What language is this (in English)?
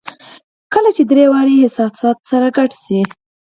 Pashto